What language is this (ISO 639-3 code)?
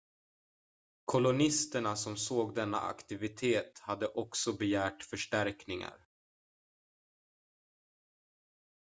swe